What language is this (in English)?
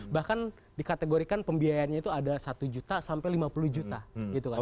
Indonesian